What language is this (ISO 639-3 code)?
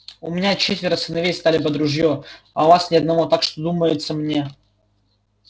rus